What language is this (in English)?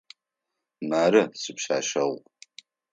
Adyghe